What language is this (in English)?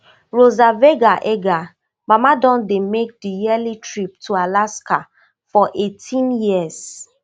Nigerian Pidgin